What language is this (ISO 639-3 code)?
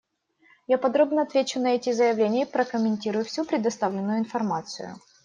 rus